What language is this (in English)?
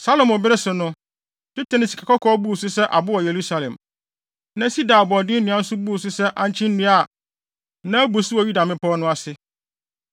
Akan